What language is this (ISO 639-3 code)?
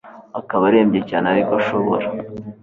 kin